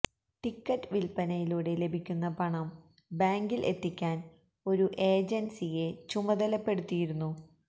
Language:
Malayalam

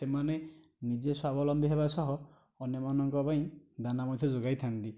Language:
Odia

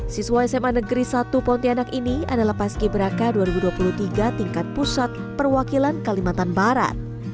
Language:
Indonesian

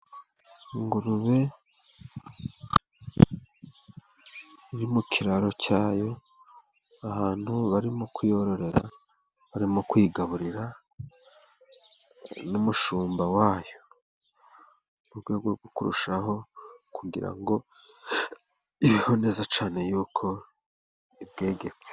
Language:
Kinyarwanda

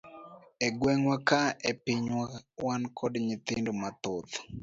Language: Luo (Kenya and Tanzania)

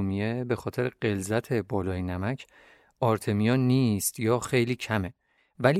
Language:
Persian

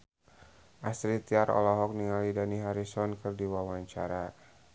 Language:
Sundanese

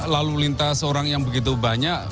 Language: Indonesian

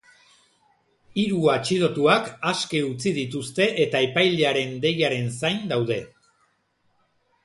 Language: Basque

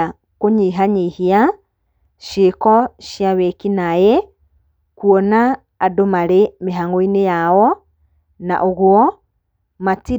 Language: Kikuyu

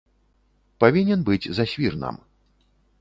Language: Belarusian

